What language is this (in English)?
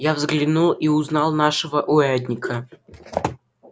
Russian